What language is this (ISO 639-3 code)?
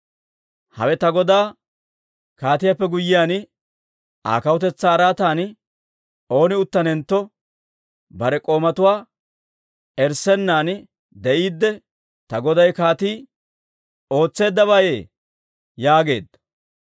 dwr